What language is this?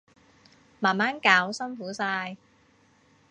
Cantonese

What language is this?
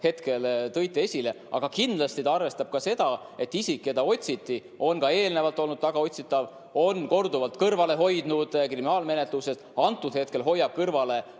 Estonian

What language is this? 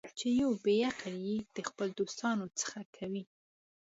Pashto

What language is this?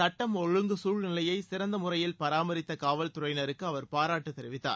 Tamil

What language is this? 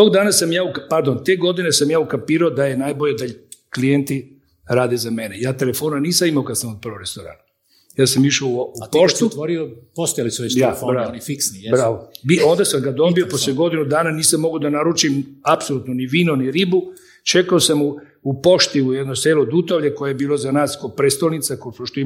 Croatian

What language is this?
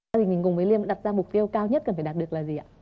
Vietnamese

